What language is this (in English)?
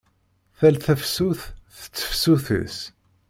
Kabyle